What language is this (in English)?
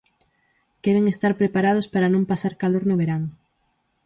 Galician